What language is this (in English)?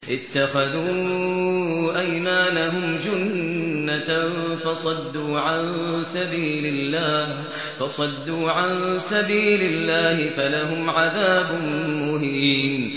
Arabic